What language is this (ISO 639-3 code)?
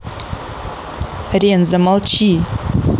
rus